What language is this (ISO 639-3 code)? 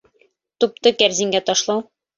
bak